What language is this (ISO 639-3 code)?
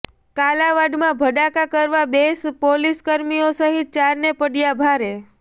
guj